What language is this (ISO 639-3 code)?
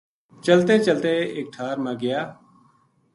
gju